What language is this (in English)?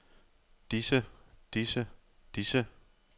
Danish